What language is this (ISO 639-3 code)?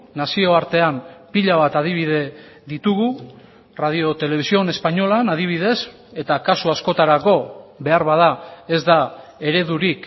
eus